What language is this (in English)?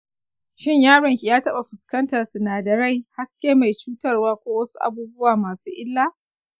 Hausa